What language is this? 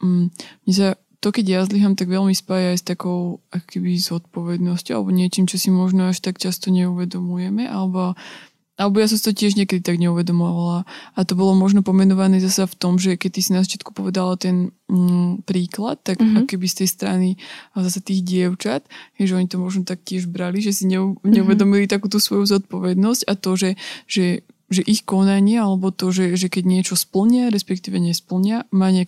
Slovak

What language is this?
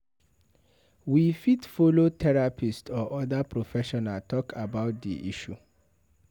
Nigerian Pidgin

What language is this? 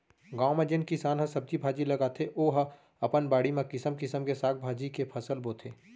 Chhattisgarhi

